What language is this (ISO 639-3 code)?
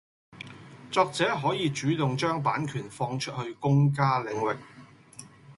yue